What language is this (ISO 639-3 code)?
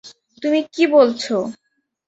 ben